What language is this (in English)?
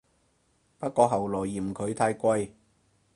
Cantonese